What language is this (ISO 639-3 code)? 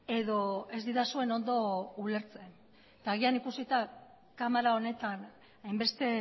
eus